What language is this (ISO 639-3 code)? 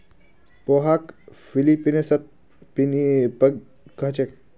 mag